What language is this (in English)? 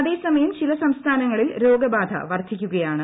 Malayalam